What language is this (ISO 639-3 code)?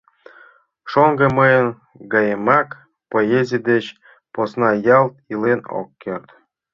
chm